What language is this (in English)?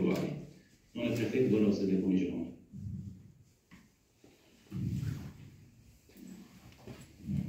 Romanian